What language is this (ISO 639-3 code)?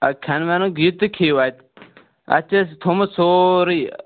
kas